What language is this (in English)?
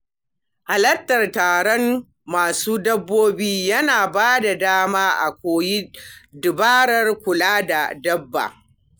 Hausa